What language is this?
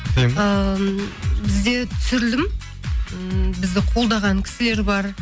Kazakh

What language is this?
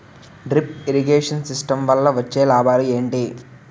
Telugu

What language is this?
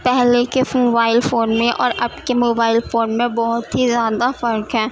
Urdu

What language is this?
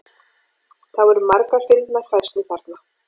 Icelandic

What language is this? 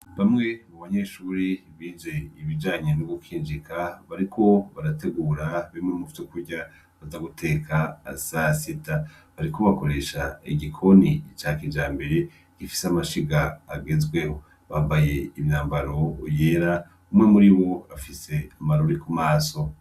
Rundi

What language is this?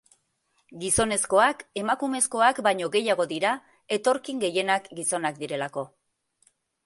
Basque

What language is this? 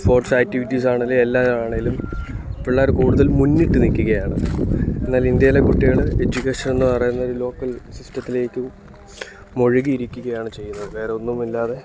Malayalam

